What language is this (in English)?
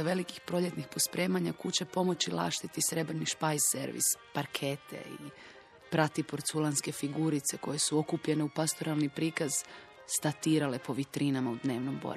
Croatian